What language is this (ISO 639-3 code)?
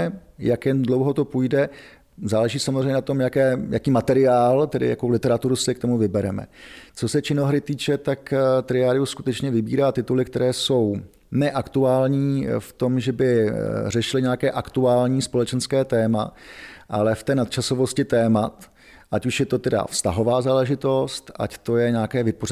ces